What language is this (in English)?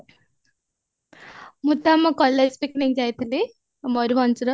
Odia